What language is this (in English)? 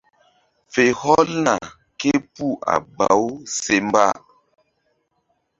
Mbum